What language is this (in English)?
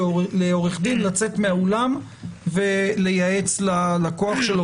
Hebrew